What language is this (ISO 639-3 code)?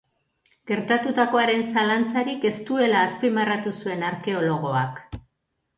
eus